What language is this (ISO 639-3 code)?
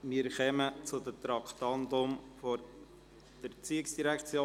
gsw